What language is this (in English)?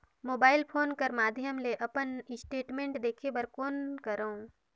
Chhattisgarhi